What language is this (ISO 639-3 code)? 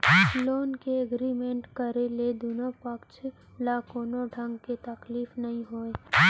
hne